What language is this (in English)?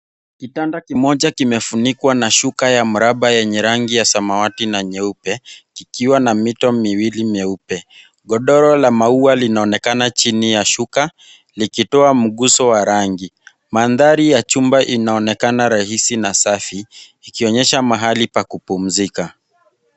Swahili